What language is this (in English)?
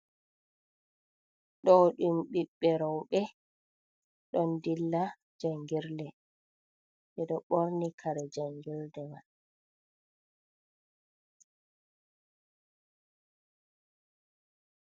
Fula